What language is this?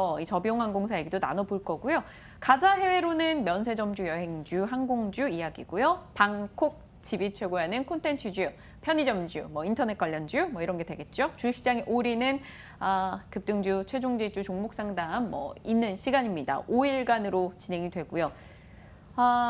Korean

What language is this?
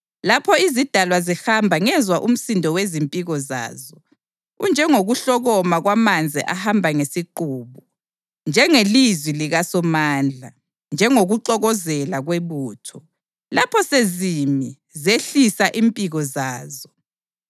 North Ndebele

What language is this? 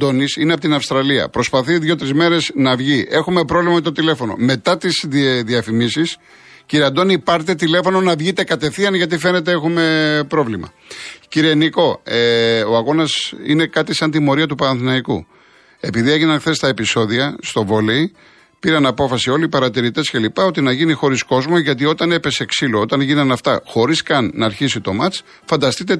Greek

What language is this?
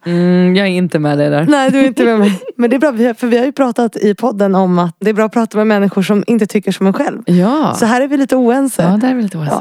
Swedish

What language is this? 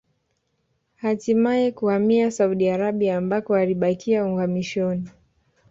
Swahili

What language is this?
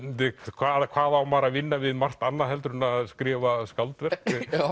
Icelandic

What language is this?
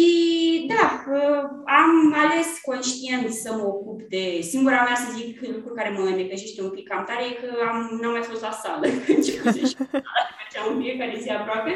Romanian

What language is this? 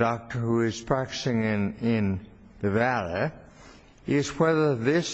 English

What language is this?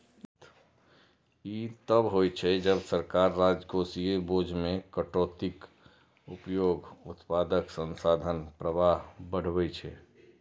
Maithili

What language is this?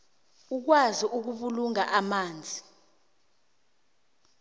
South Ndebele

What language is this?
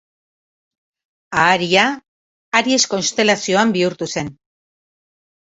Basque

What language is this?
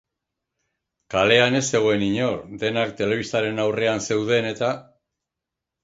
Basque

